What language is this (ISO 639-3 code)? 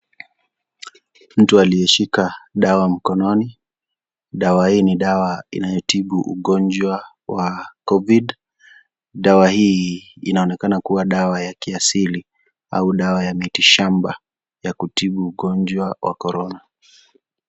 swa